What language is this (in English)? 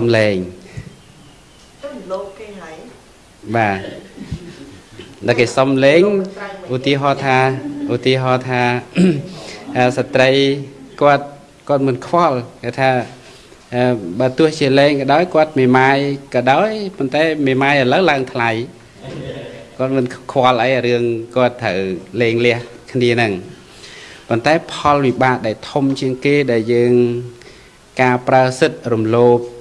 Vietnamese